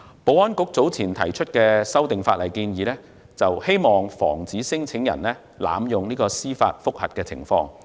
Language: Cantonese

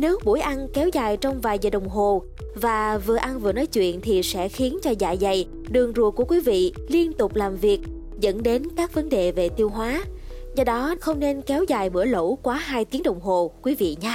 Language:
Vietnamese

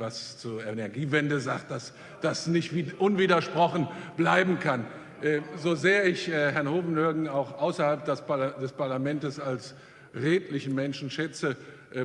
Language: German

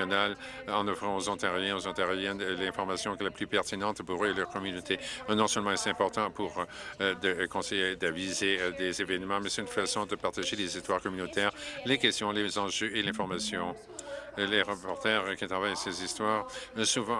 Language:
French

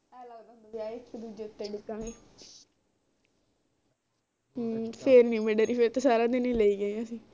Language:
Punjabi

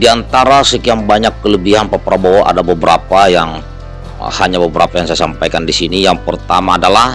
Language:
Indonesian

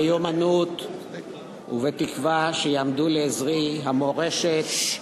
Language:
Hebrew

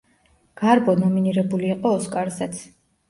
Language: Georgian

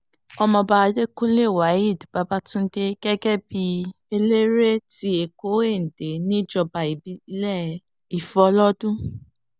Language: Yoruba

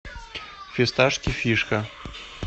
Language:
Russian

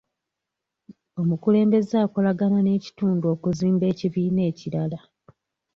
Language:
Ganda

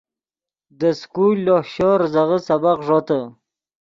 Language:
Yidgha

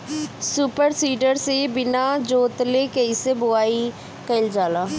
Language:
Bhojpuri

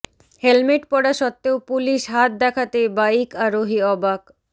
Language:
Bangla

